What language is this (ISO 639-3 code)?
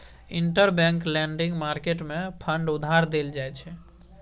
mai